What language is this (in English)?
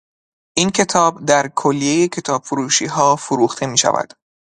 Persian